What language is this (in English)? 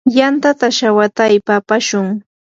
Yanahuanca Pasco Quechua